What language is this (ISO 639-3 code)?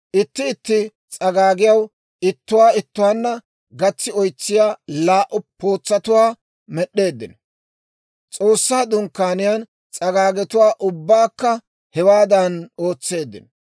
dwr